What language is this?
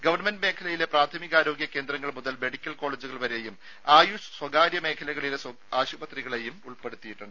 Malayalam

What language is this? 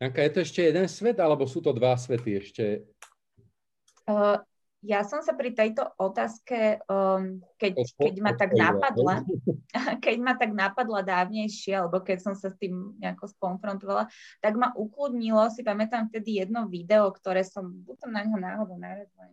Slovak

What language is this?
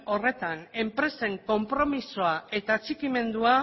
Basque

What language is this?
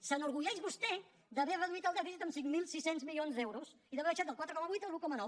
Catalan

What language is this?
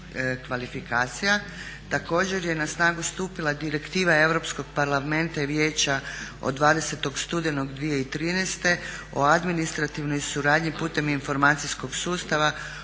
Croatian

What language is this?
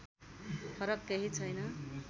Nepali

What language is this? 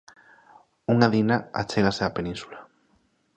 Galician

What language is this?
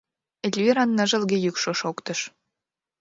Mari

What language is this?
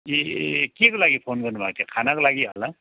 Nepali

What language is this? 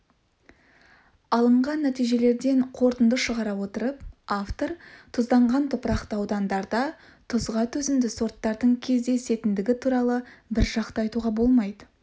Kazakh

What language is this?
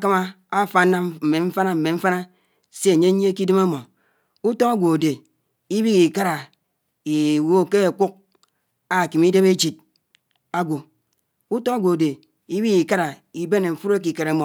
Anaang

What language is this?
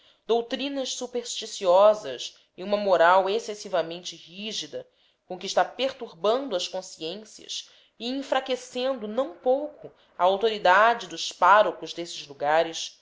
Portuguese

